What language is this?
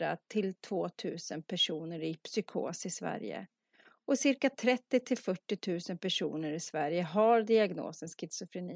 Swedish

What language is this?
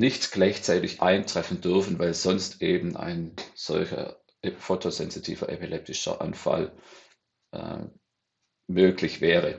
German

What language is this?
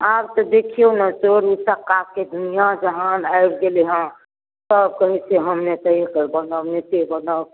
Maithili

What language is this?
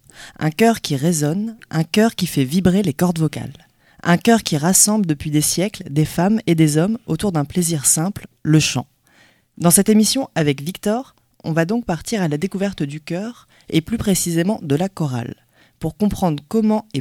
French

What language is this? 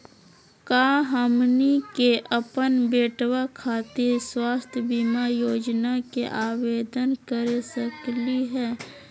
Magahi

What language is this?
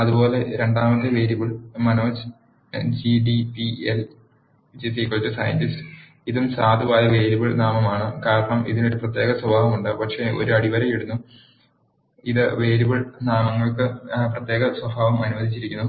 Malayalam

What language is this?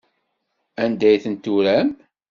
Kabyle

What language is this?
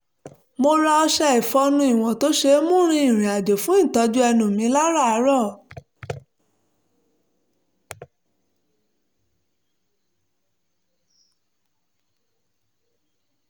Yoruba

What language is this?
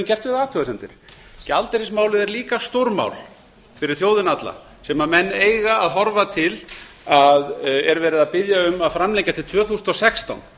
Icelandic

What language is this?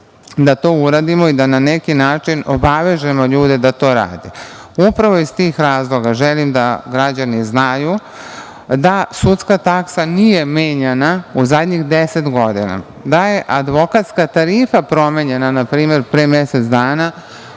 Serbian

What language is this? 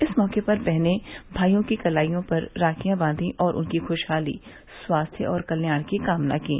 Hindi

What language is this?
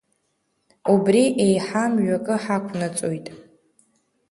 Abkhazian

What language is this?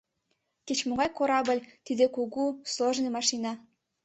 Mari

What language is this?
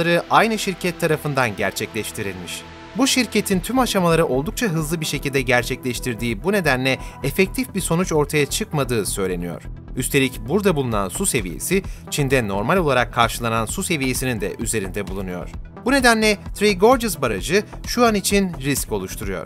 Turkish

